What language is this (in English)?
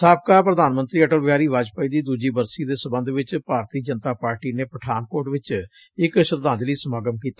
Punjabi